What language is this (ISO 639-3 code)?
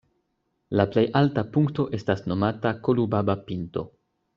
epo